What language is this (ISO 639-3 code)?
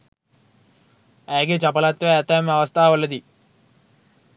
sin